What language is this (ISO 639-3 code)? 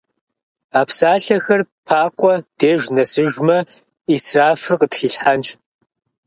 kbd